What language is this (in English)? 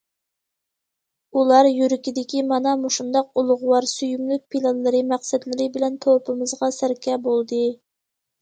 Uyghur